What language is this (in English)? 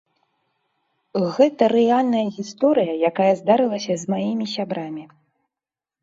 Belarusian